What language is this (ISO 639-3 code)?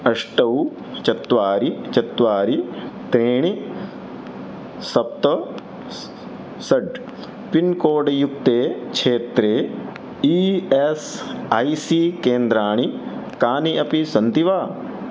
san